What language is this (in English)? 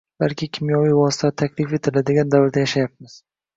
Uzbek